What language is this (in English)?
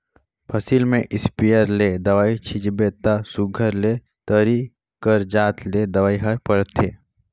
Chhattisgarhi